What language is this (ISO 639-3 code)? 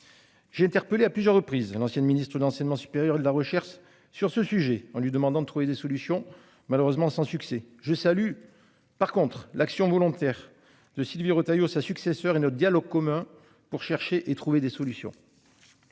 fra